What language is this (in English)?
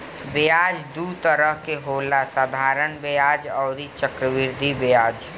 Bhojpuri